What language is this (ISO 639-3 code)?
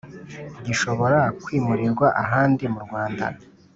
kin